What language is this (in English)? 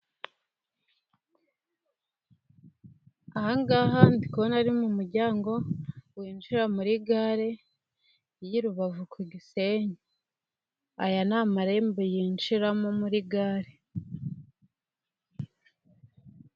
Kinyarwanda